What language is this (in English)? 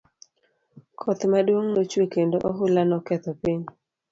Luo (Kenya and Tanzania)